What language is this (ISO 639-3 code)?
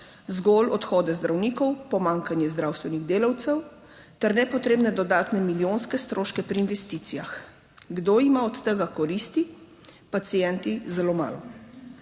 slv